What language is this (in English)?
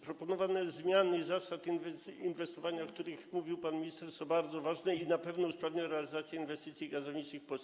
Polish